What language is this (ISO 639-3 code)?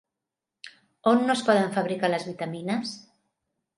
cat